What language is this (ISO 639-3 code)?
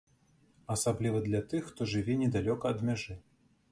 bel